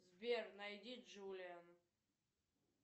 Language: Russian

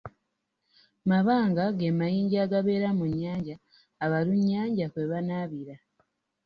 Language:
Ganda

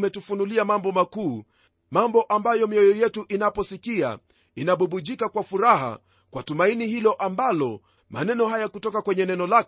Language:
Swahili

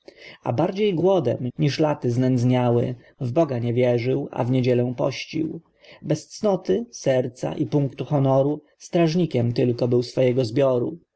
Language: Polish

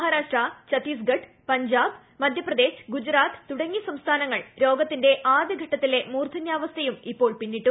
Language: Malayalam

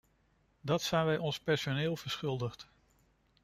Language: Dutch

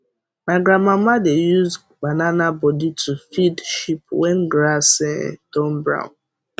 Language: Nigerian Pidgin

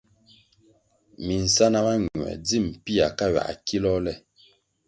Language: Kwasio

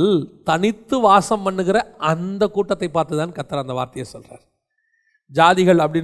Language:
Tamil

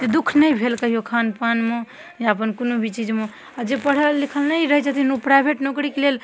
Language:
Maithili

